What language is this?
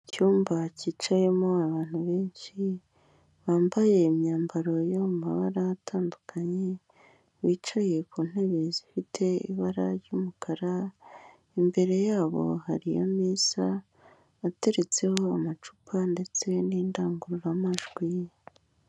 Kinyarwanda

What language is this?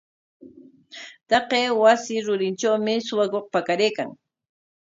Corongo Ancash Quechua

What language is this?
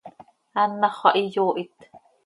Seri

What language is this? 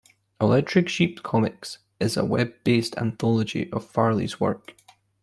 English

